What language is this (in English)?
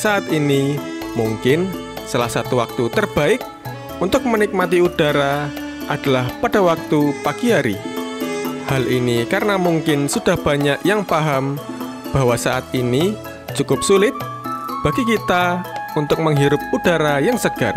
Indonesian